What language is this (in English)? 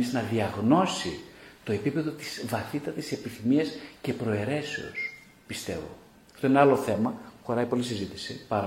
Greek